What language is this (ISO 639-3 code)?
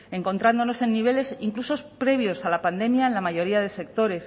spa